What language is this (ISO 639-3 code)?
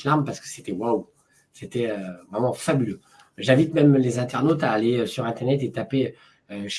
fra